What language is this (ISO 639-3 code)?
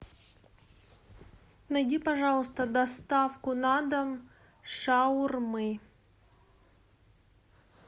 rus